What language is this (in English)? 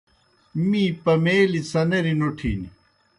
Kohistani Shina